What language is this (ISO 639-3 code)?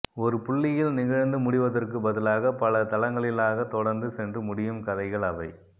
tam